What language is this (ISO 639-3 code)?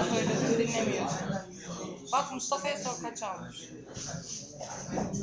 tur